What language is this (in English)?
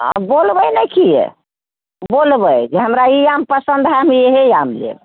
Maithili